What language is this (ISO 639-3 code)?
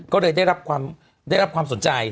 tha